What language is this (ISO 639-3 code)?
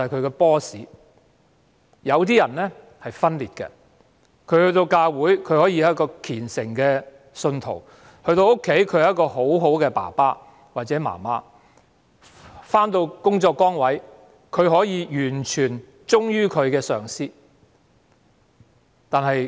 yue